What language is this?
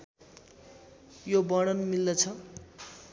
Nepali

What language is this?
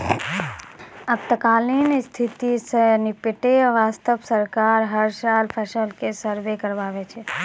Maithili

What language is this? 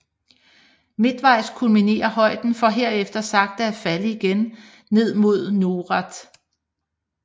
Danish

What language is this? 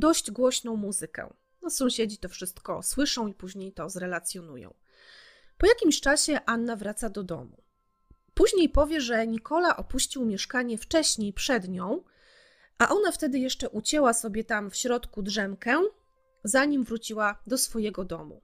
Polish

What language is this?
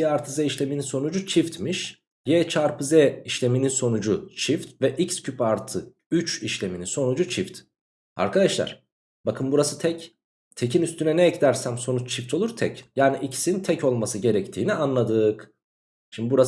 Turkish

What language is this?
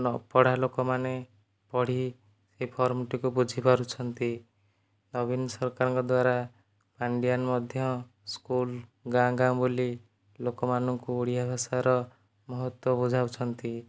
Odia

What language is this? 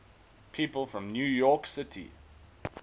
English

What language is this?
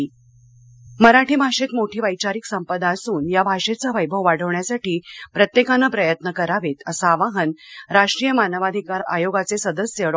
Marathi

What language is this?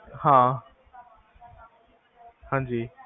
Punjabi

